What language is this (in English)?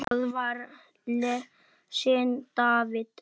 Icelandic